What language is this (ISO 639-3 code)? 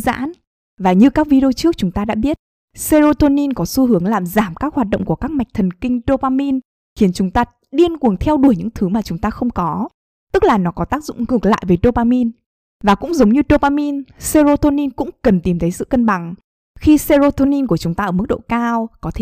vie